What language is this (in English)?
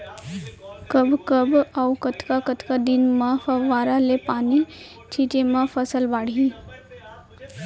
Chhattisgarhi